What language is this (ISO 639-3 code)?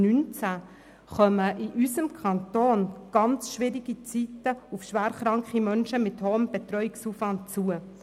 gsw